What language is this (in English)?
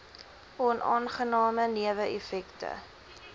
Afrikaans